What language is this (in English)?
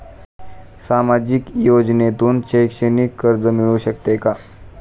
Marathi